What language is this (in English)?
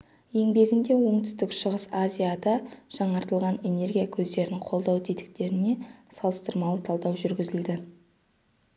Kazakh